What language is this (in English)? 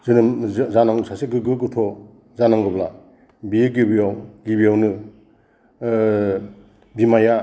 Bodo